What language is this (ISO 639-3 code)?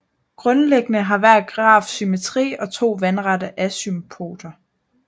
dan